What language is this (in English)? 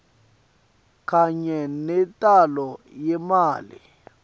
Swati